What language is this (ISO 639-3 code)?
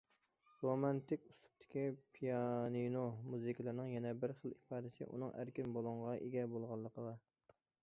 uig